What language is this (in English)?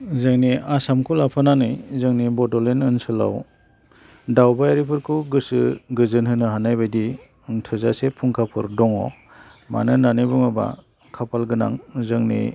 Bodo